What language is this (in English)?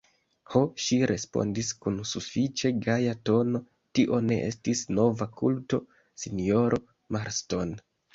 Esperanto